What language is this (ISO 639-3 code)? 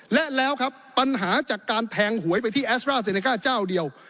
tha